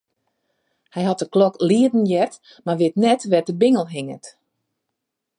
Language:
Western Frisian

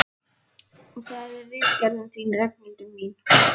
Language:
Icelandic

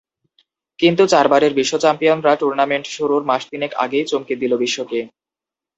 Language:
Bangla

